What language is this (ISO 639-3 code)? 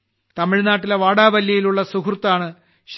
mal